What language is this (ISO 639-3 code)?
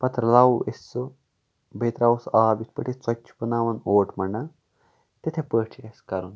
kas